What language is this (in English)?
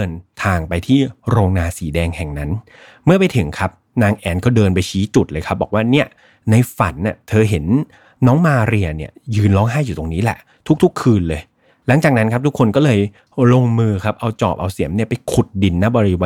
Thai